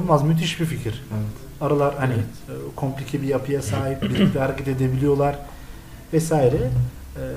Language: Turkish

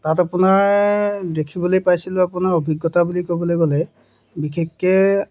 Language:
Assamese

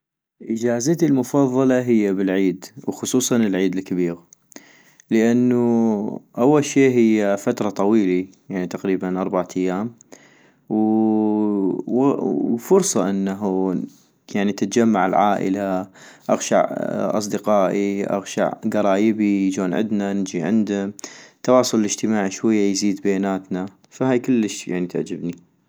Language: North Mesopotamian Arabic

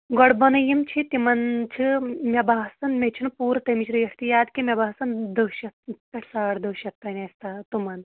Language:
Kashmiri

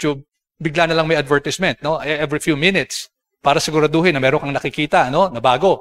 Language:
Filipino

